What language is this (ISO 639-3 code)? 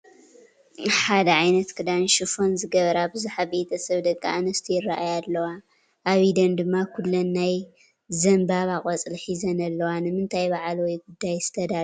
tir